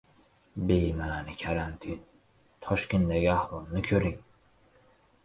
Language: Uzbek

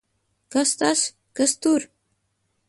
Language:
Latvian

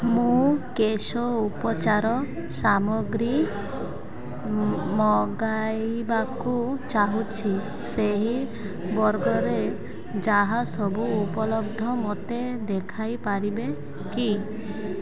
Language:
Odia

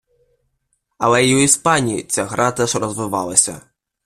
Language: Ukrainian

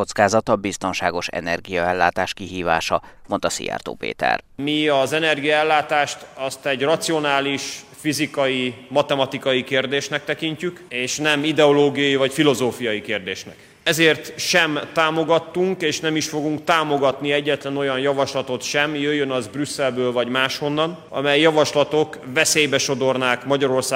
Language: Hungarian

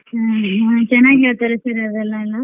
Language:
Kannada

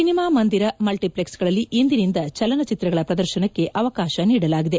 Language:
Kannada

